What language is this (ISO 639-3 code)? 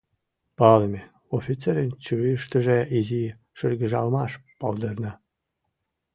chm